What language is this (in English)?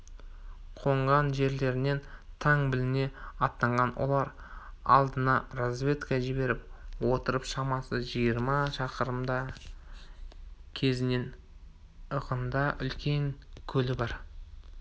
Kazakh